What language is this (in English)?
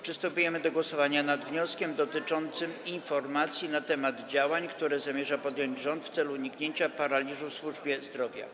Polish